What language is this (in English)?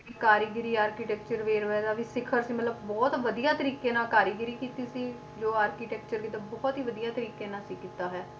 Punjabi